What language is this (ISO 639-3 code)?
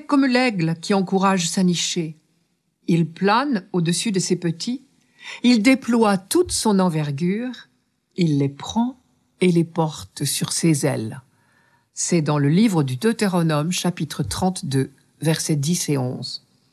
fra